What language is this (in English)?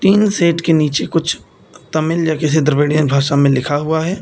Hindi